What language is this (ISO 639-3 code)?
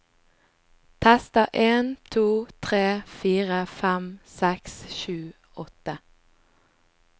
nor